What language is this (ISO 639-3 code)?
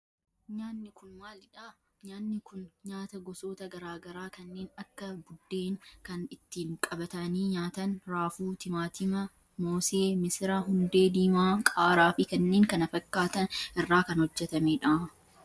orm